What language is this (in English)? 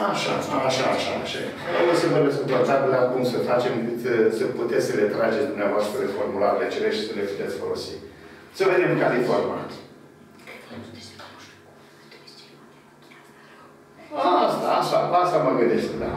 Romanian